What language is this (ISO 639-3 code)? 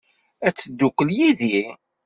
kab